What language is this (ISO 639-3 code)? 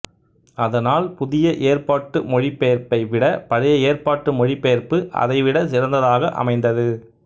tam